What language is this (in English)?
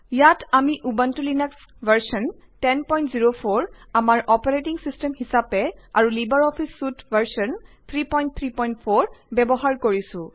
Assamese